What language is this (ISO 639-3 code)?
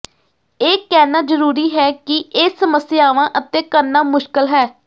pan